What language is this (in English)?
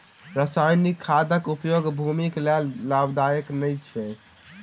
Maithili